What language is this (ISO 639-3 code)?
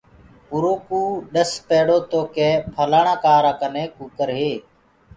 ggg